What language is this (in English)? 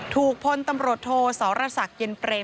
Thai